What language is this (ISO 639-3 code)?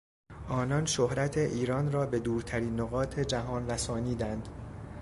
fas